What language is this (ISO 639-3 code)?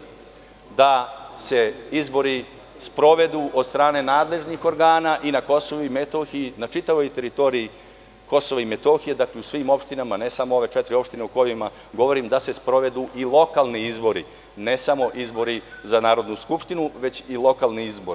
srp